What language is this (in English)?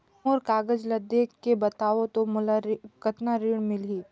Chhattisgarhi